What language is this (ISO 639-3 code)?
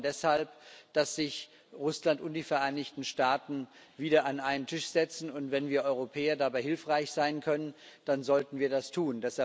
deu